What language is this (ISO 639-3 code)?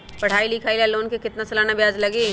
mag